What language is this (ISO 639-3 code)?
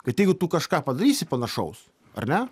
lit